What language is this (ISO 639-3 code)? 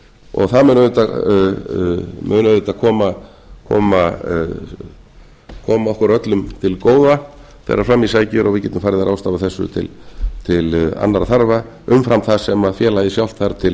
isl